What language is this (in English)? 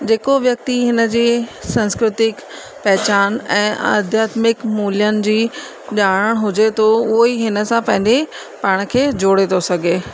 Sindhi